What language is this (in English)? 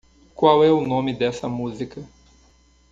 Portuguese